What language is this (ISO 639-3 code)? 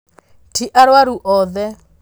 kik